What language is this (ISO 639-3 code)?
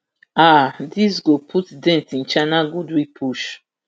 pcm